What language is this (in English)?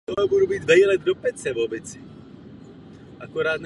Czech